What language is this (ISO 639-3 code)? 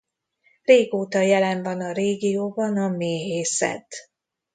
hun